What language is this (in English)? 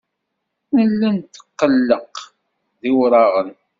Kabyle